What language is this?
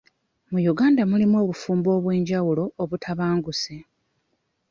Ganda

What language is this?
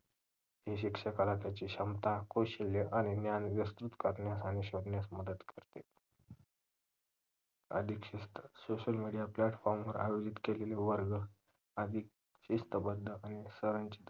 Marathi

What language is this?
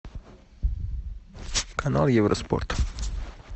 Russian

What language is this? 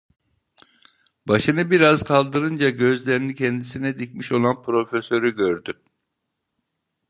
Turkish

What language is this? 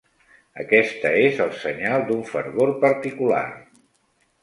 Catalan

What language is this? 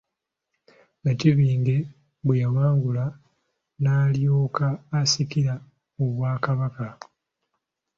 Ganda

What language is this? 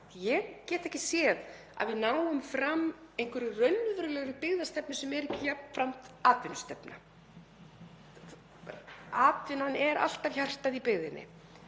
Icelandic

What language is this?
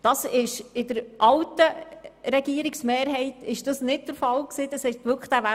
Swiss German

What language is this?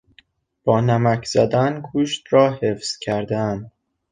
Persian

